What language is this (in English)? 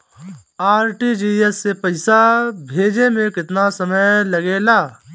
Bhojpuri